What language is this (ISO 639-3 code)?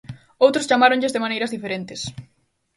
glg